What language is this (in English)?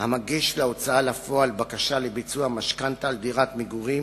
Hebrew